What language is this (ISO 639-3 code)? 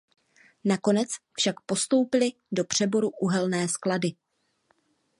ces